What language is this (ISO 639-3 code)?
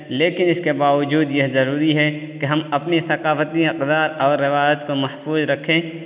urd